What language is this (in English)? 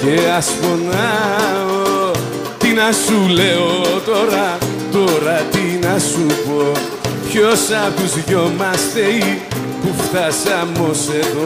Greek